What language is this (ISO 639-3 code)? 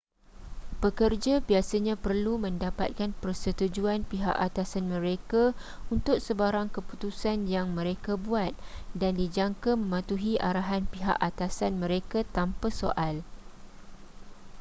msa